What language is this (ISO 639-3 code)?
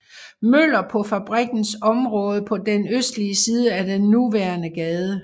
dan